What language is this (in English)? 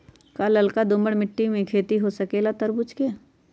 Magahi